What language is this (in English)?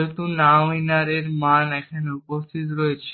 Bangla